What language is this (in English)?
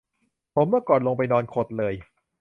Thai